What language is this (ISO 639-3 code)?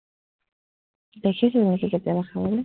asm